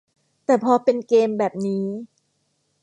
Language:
Thai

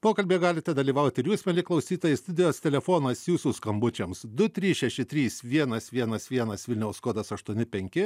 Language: Lithuanian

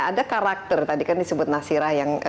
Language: Indonesian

